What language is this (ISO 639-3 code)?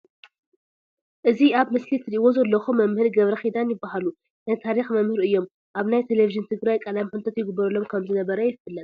tir